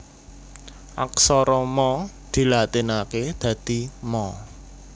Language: Javanese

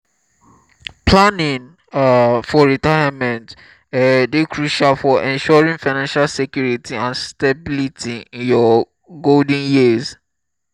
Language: Nigerian Pidgin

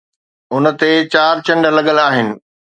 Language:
Sindhi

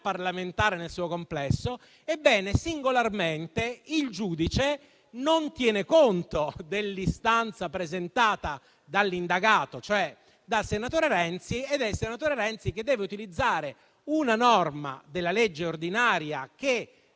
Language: Italian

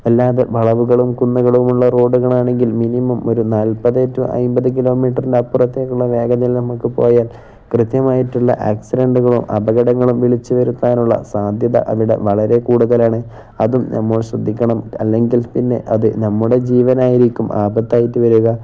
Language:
Malayalam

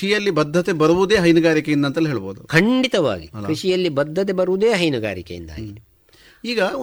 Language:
Kannada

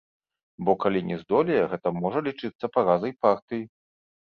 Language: Belarusian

